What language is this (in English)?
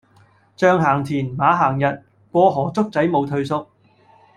Cantonese